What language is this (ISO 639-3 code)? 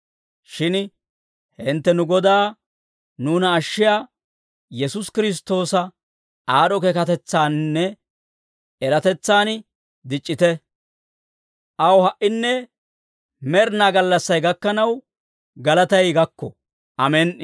dwr